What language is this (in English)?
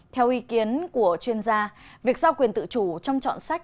Vietnamese